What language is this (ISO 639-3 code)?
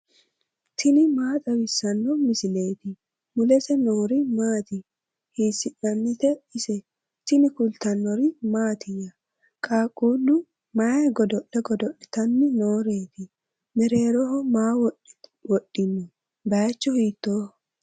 sid